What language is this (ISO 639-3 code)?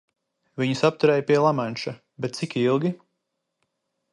lav